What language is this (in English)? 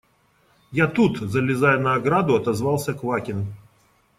Russian